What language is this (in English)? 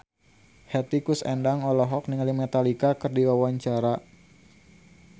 Sundanese